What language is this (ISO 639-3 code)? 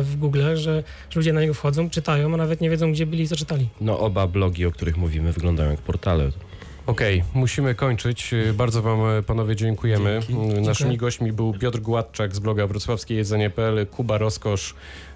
pol